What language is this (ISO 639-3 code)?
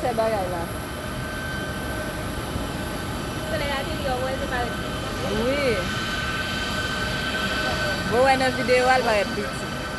fra